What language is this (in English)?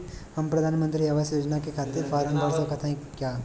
Bhojpuri